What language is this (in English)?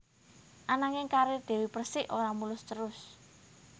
Javanese